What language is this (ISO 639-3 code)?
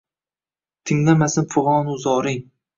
uzb